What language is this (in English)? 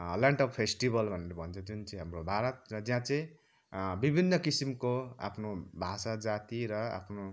Nepali